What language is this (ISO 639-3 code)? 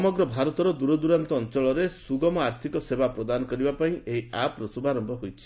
ori